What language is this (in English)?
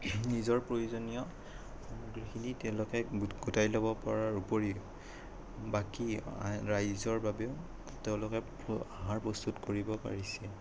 Assamese